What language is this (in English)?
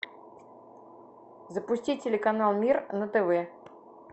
Russian